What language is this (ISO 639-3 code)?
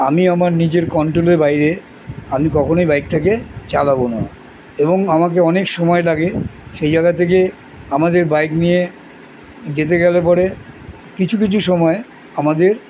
ben